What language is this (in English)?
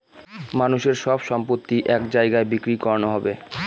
Bangla